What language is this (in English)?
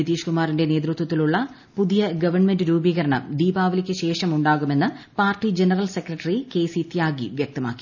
Malayalam